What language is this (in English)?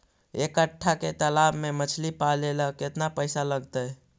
Magahi